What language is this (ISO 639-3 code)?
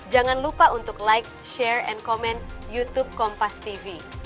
ind